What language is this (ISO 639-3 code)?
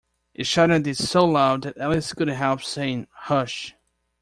eng